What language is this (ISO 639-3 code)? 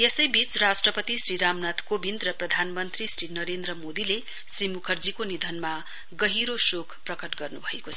nep